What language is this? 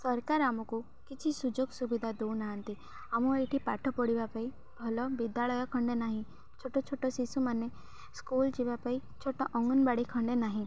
Odia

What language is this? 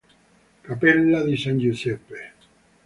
Italian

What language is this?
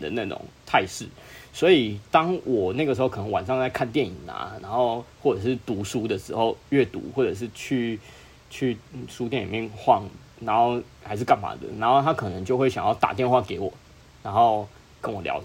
Chinese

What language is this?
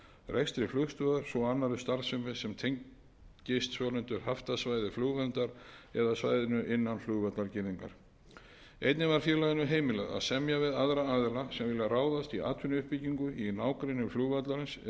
Icelandic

